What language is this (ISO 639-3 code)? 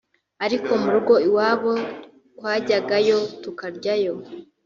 kin